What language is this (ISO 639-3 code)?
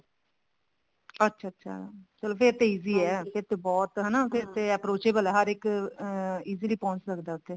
pan